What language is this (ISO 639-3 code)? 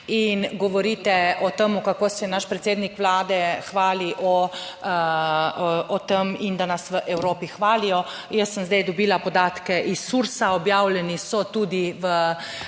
slv